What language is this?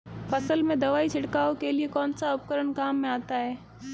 Hindi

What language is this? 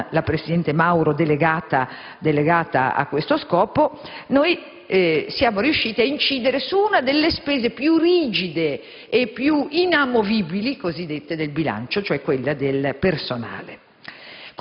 Italian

